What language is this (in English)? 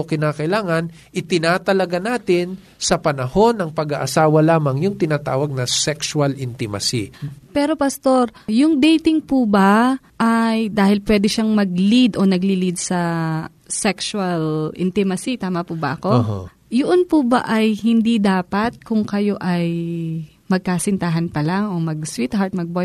Filipino